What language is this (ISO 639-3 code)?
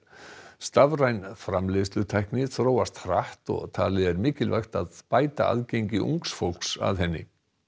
isl